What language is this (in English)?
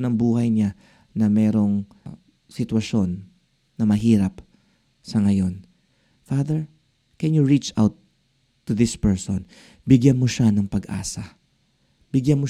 Filipino